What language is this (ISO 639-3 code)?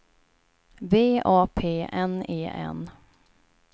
swe